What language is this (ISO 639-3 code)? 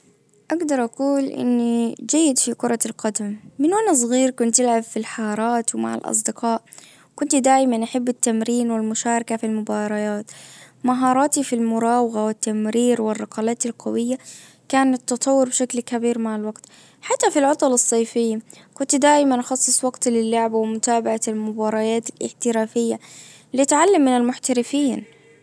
ars